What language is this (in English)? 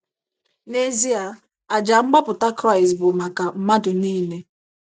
Igbo